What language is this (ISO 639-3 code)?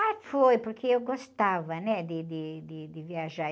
por